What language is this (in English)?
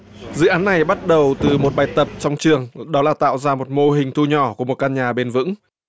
Vietnamese